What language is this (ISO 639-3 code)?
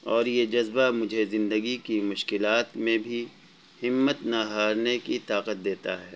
urd